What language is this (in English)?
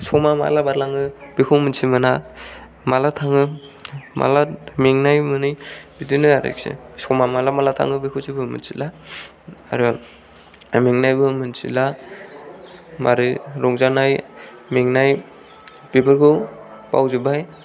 Bodo